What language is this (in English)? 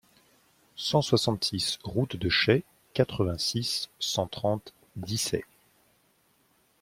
French